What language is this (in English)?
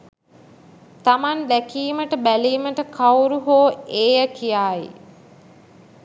Sinhala